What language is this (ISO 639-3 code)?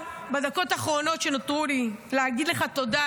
heb